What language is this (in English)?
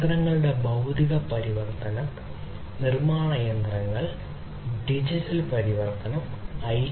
Malayalam